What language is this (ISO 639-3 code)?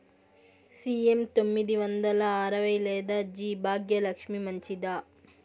tel